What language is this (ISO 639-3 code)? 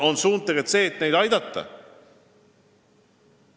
est